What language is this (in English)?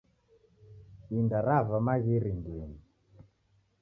Taita